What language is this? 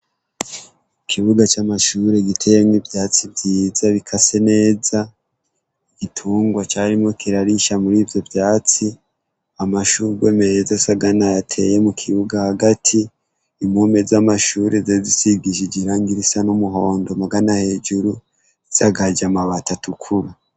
Rundi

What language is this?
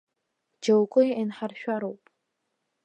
Abkhazian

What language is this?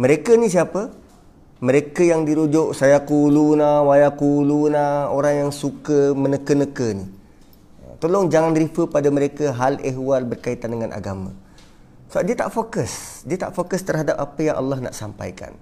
Malay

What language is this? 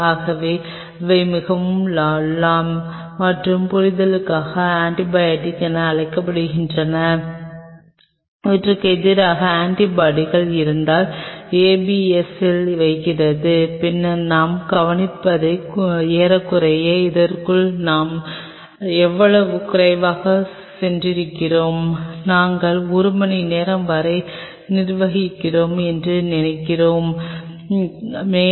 Tamil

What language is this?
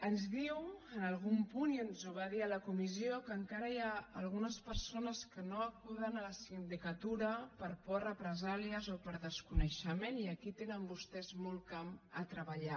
Catalan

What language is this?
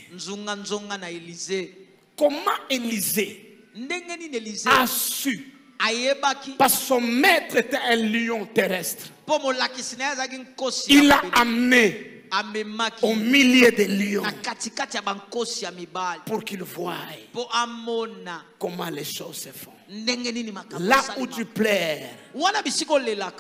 French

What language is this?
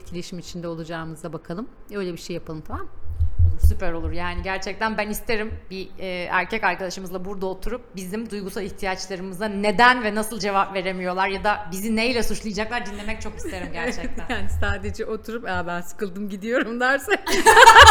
Turkish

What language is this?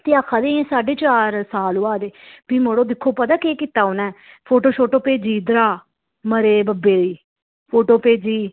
Dogri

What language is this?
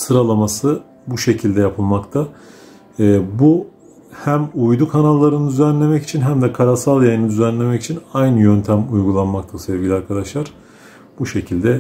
Turkish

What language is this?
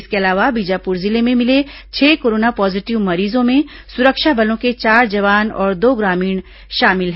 Hindi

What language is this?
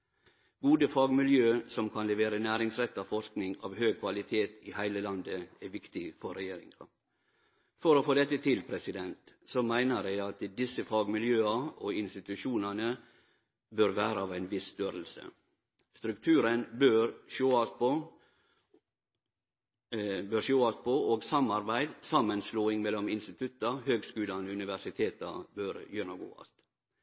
Norwegian Nynorsk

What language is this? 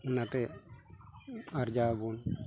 Santali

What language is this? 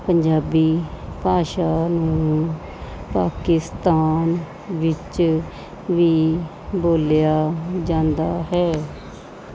Punjabi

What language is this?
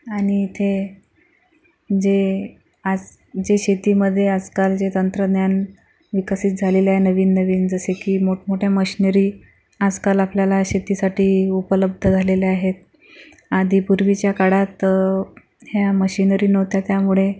Marathi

